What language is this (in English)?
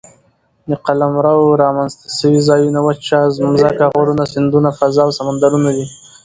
Pashto